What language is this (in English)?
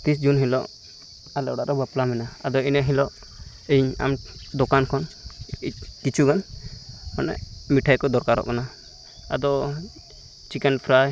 Santali